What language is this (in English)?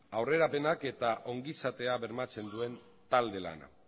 Basque